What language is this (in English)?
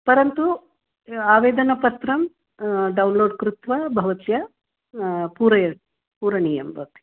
Sanskrit